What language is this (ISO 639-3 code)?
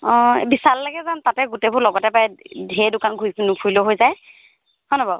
asm